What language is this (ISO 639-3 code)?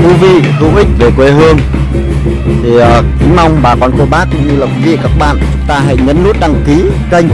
vie